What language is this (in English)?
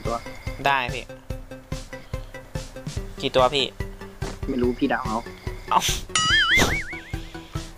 Thai